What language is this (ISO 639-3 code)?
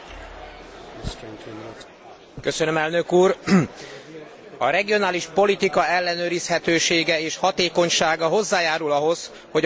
hun